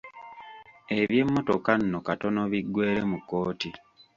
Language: Ganda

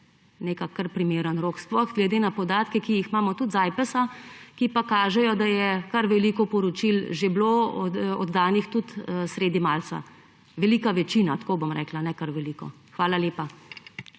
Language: Slovenian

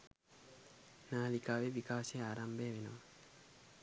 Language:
Sinhala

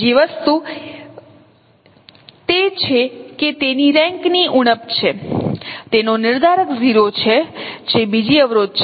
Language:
Gujarati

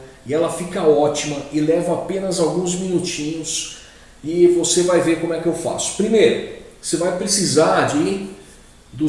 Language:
Portuguese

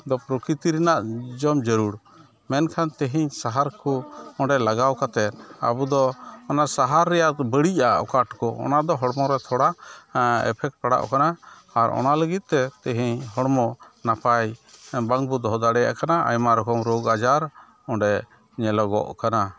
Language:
Santali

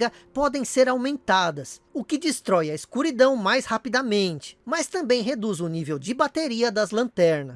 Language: Portuguese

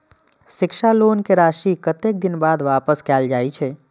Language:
Maithili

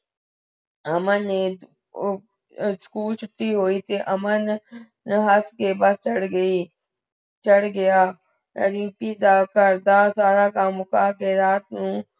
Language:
Punjabi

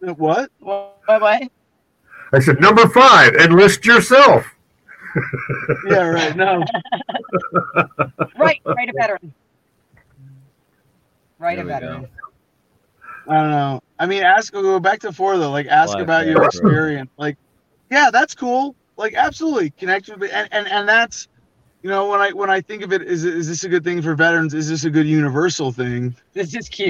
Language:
English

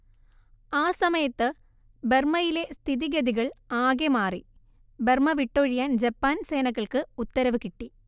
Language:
Malayalam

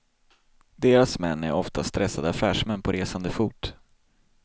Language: Swedish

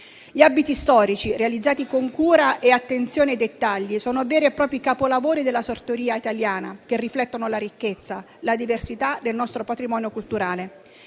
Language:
Italian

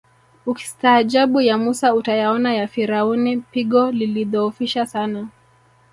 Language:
Swahili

